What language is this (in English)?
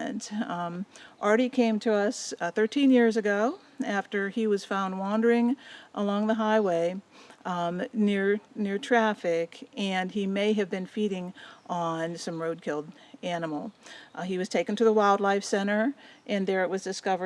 English